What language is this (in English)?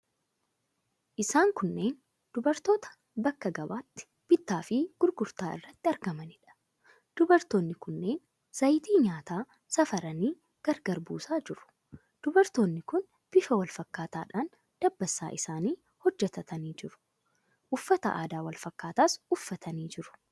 Oromo